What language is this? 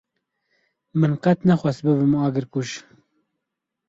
Kurdish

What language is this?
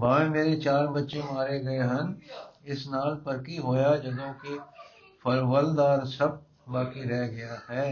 Punjabi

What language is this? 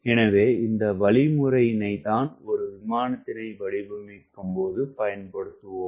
Tamil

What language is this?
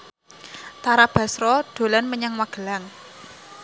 Javanese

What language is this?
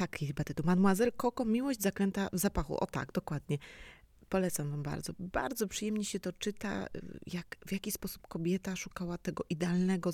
Polish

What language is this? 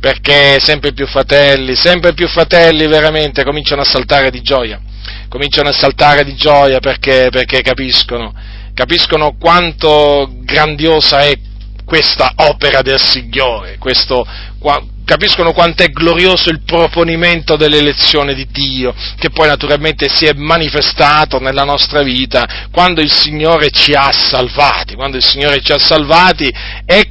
Italian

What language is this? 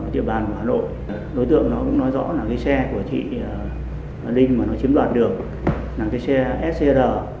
Vietnamese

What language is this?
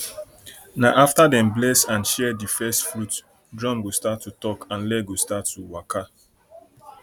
Nigerian Pidgin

